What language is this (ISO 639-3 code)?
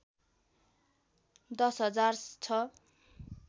nep